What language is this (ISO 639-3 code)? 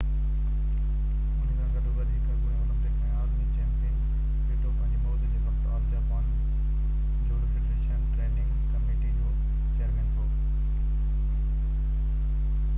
snd